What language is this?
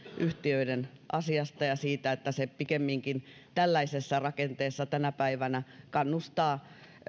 Finnish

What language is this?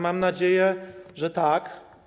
Polish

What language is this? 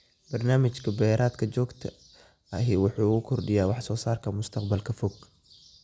Somali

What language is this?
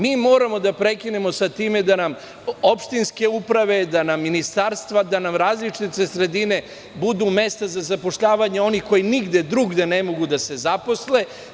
Serbian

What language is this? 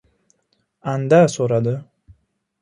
Uzbek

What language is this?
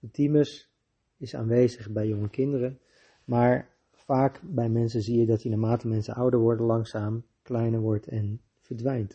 Dutch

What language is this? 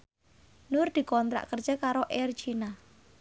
Javanese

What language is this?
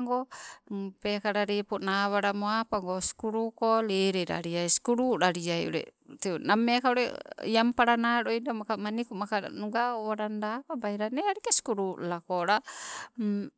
Sibe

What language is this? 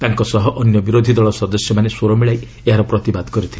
Odia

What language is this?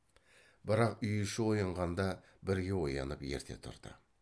Kazakh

